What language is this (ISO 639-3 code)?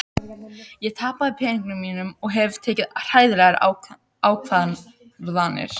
isl